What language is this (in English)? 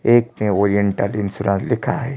Hindi